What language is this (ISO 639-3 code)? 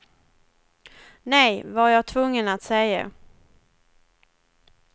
swe